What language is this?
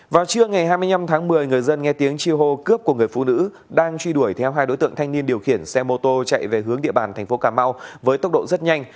Vietnamese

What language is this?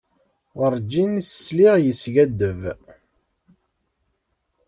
Kabyle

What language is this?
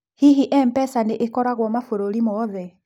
Kikuyu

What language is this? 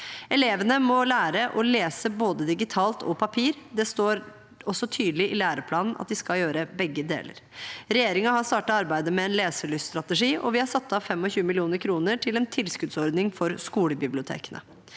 Norwegian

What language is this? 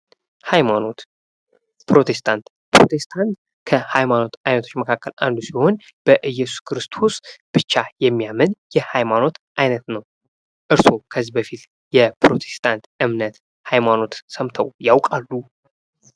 Amharic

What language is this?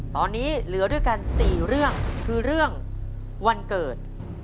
Thai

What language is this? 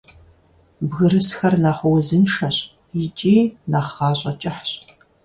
Kabardian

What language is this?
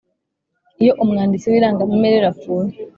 Kinyarwanda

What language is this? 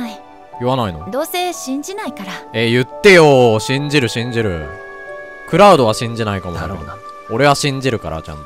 Japanese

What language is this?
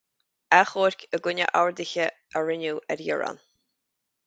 Irish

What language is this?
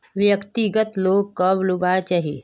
Magahi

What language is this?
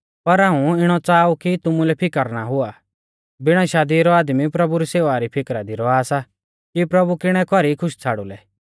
Mahasu Pahari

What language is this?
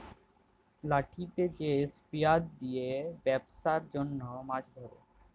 Bangla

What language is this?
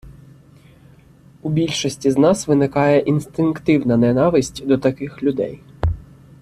Ukrainian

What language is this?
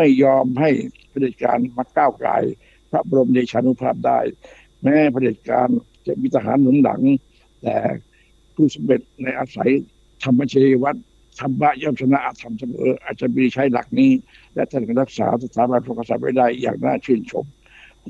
Thai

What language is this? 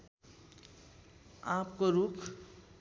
Nepali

